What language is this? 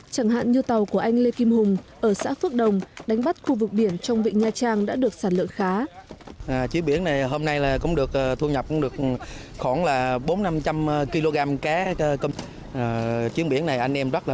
Vietnamese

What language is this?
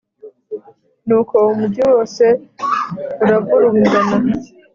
Kinyarwanda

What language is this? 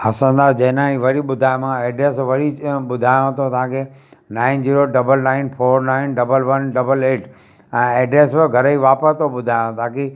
Sindhi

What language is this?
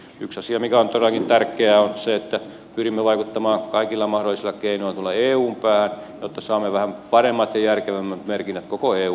Finnish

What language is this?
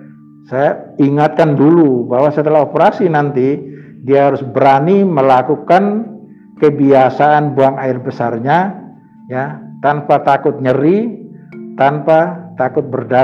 Indonesian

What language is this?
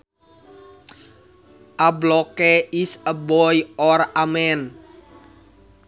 Sundanese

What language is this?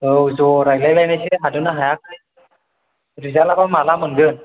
Bodo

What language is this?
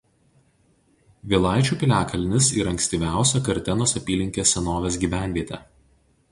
Lithuanian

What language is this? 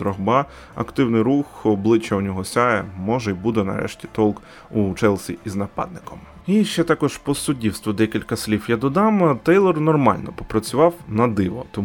Ukrainian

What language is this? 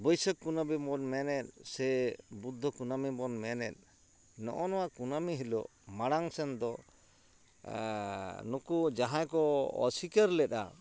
Santali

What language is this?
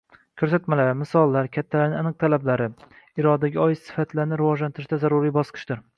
Uzbek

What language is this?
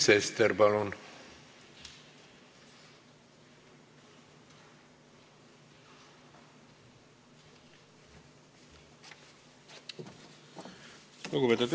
Estonian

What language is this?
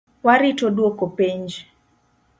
Luo (Kenya and Tanzania)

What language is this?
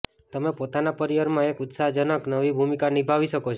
Gujarati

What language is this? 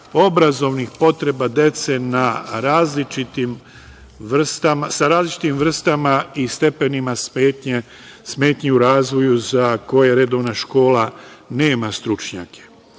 Serbian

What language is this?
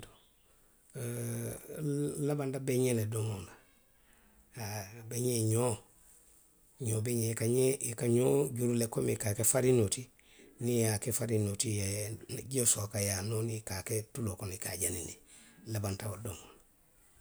Western Maninkakan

